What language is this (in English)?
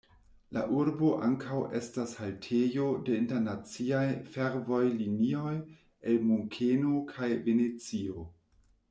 Esperanto